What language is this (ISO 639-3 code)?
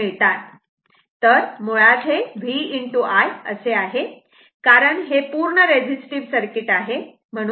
mar